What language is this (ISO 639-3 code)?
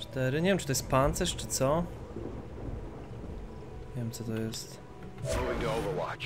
pol